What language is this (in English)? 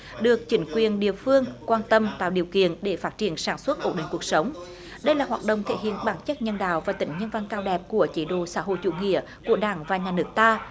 Vietnamese